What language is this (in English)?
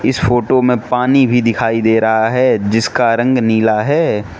Hindi